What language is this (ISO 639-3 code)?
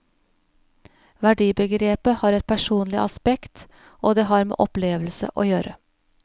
nor